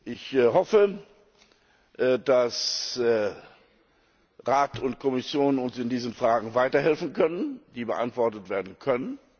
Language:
German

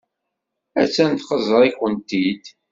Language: Kabyle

